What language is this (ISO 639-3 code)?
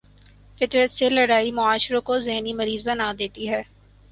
urd